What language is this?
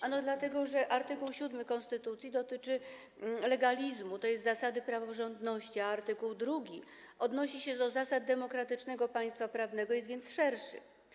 Polish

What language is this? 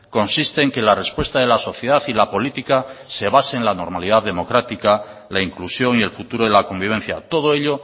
Spanish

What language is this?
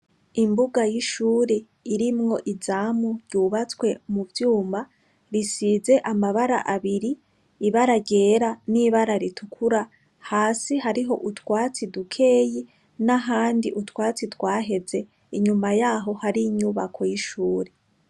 Rundi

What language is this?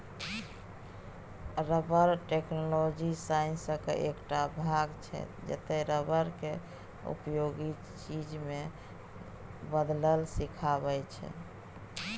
Maithili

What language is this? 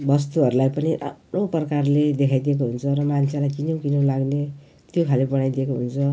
Nepali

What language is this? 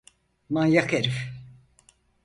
Turkish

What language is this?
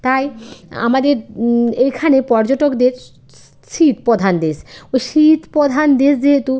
Bangla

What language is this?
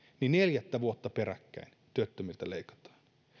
Finnish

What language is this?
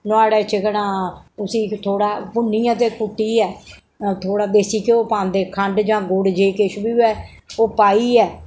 Dogri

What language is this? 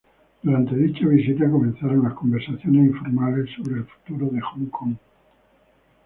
Spanish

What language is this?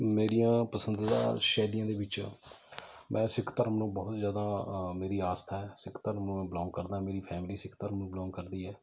Punjabi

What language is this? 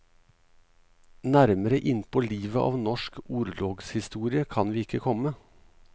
Norwegian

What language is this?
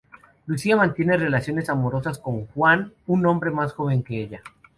Spanish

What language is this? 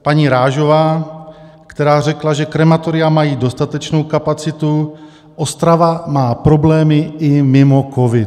Czech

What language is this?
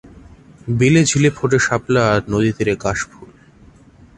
Bangla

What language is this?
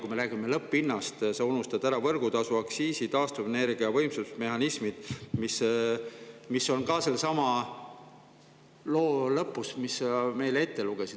Estonian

